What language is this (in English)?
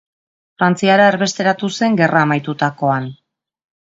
Basque